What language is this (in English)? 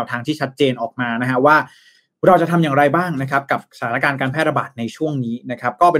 Thai